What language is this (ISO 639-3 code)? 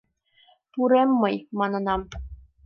chm